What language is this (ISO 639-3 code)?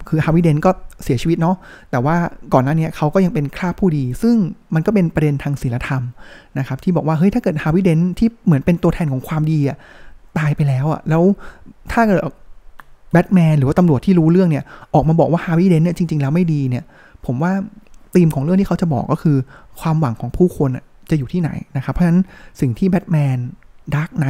tha